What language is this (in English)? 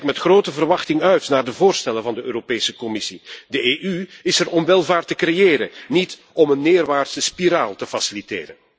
Dutch